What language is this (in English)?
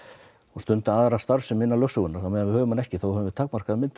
Icelandic